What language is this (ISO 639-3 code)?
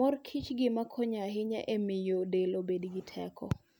luo